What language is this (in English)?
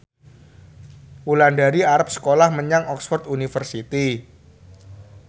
Javanese